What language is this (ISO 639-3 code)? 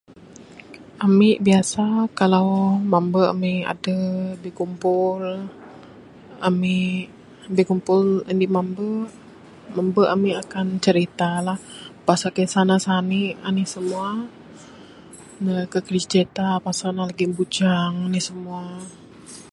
sdo